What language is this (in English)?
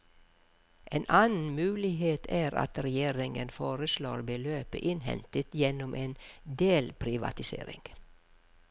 Norwegian